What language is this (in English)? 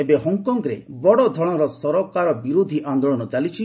Odia